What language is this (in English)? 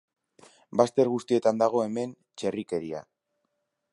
Basque